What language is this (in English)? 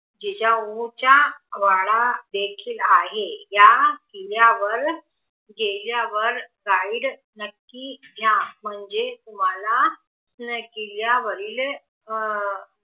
Marathi